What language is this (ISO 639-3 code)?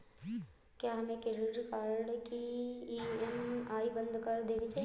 hin